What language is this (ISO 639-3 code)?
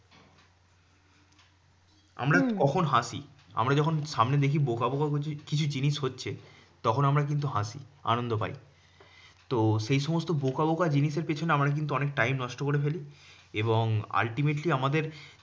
ben